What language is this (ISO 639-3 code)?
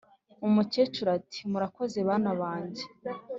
kin